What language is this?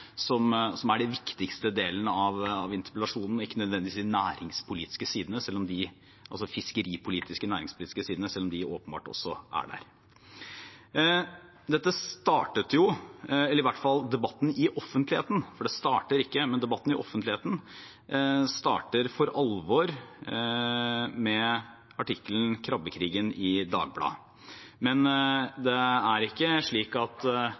Norwegian Bokmål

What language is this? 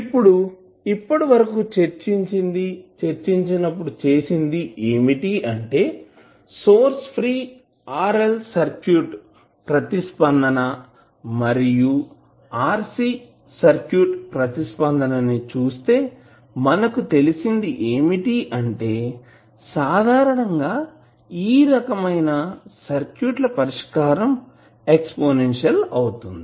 Telugu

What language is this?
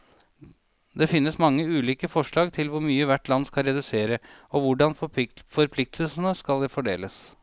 Norwegian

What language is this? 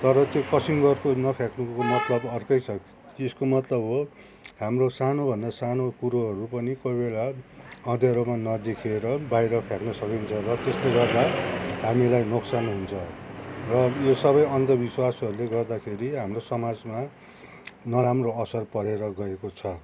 Nepali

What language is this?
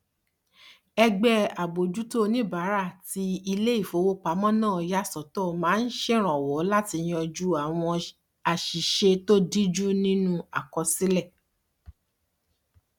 Yoruba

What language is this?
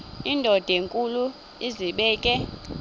Xhosa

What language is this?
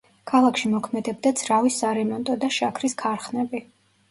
Georgian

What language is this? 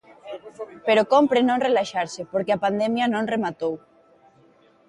Galician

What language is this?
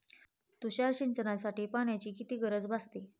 Marathi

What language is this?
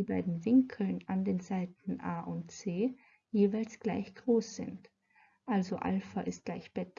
German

